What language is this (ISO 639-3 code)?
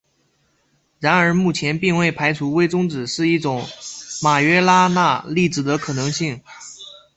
zho